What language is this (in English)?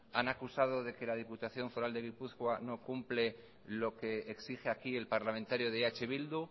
Spanish